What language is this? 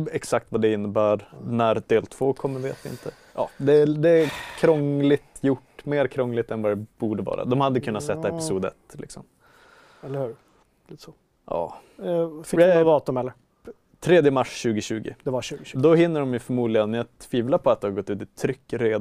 Swedish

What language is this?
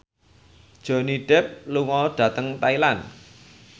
Javanese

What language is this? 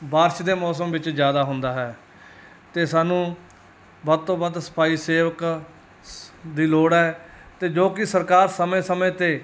Punjabi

